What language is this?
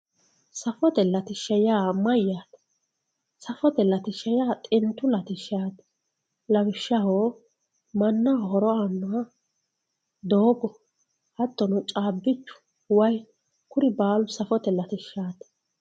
Sidamo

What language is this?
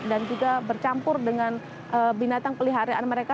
Indonesian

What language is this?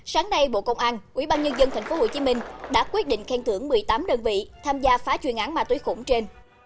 Vietnamese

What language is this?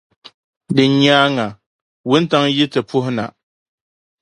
Dagbani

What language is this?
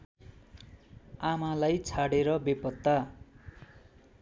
Nepali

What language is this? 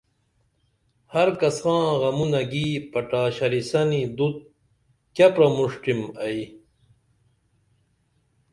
Dameli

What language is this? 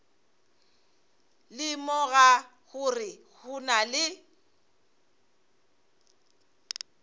Northern Sotho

